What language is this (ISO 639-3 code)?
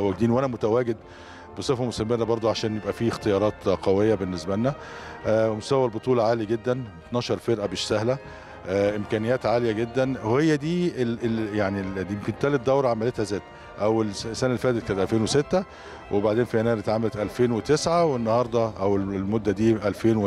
ara